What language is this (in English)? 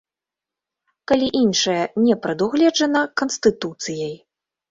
Belarusian